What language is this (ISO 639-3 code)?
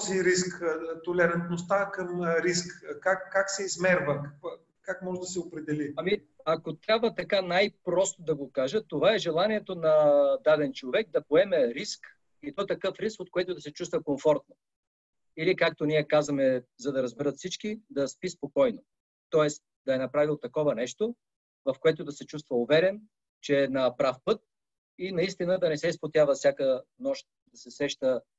bul